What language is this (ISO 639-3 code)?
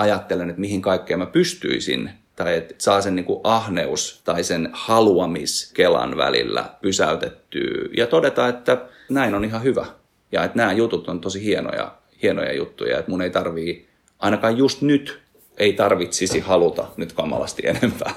fin